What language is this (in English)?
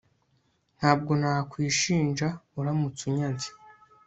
Kinyarwanda